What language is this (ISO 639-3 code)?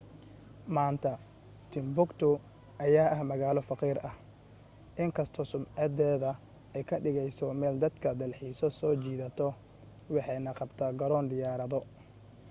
som